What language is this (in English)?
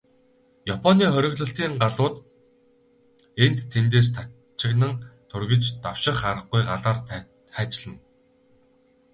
Mongolian